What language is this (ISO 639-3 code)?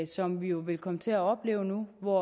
dan